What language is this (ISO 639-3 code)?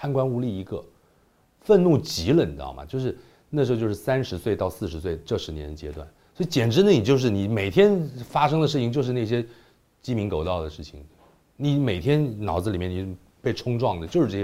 zho